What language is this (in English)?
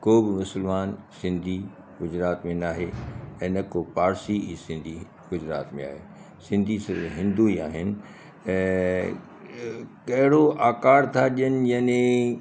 Sindhi